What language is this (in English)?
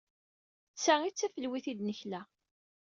Kabyle